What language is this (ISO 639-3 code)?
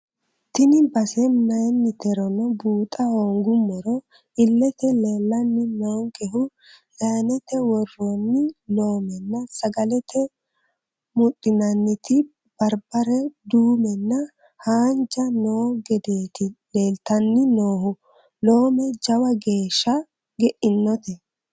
sid